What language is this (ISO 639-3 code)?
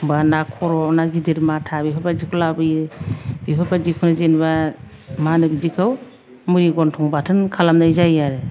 brx